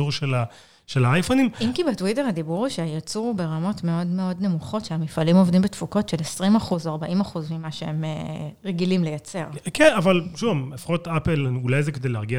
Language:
Hebrew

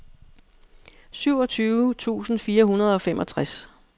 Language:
Danish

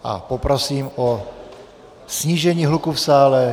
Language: Czech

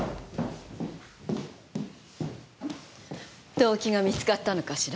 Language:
Japanese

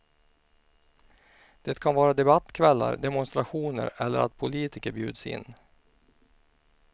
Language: Swedish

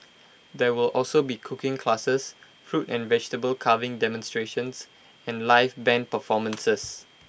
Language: English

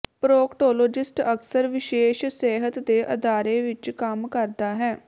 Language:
Punjabi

